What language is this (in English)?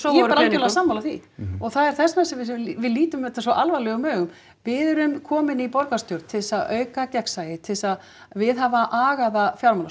Icelandic